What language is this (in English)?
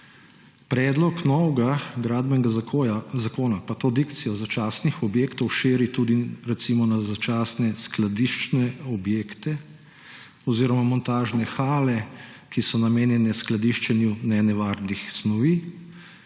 Slovenian